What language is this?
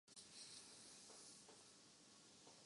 Urdu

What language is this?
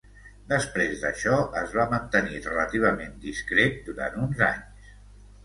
Catalan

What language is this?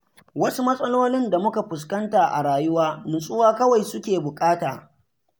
Hausa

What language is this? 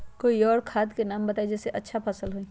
Magahi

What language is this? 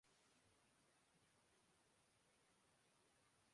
Urdu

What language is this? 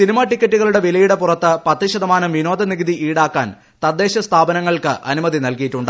Malayalam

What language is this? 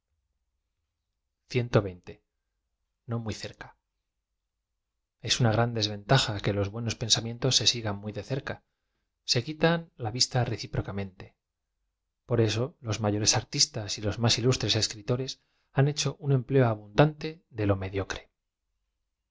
Spanish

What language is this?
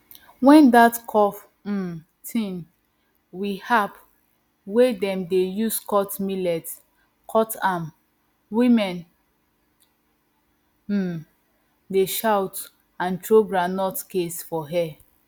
Nigerian Pidgin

